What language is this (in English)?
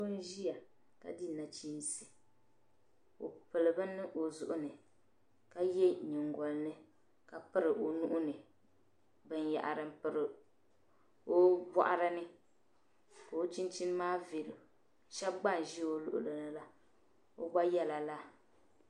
Dagbani